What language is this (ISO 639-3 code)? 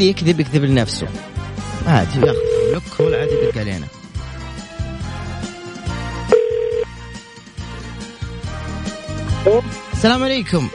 ara